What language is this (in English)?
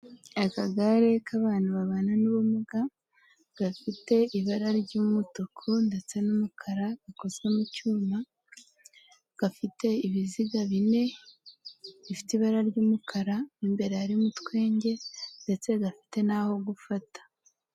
Kinyarwanda